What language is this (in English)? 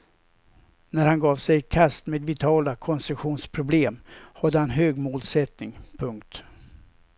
Swedish